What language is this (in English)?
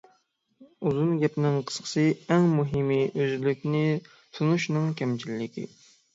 Uyghur